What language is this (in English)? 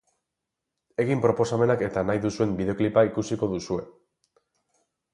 Basque